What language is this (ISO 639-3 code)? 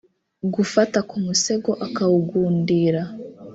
kin